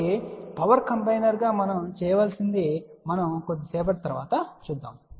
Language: Telugu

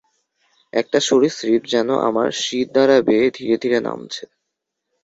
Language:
Bangla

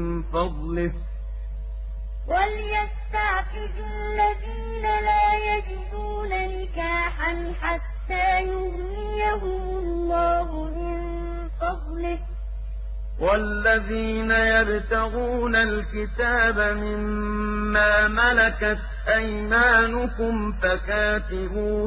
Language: Arabic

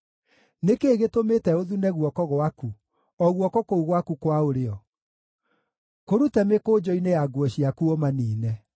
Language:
Kikuyu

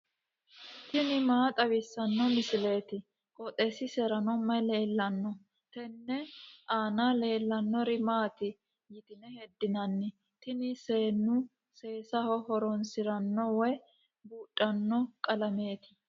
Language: Sidamo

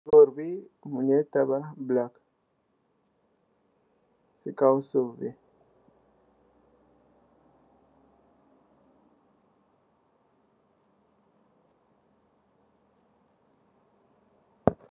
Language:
Wolof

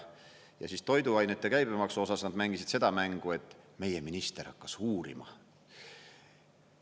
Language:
Estonian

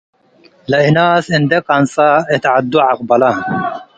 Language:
Tigre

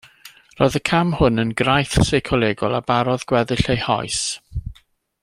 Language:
Welsh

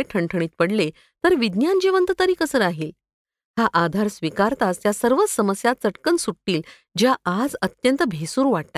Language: Marathi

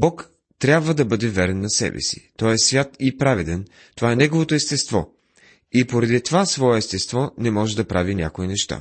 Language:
Bulgarian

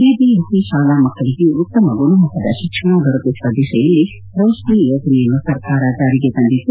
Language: Kannada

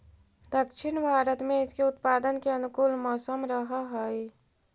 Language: Magahi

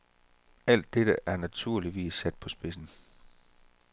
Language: Danish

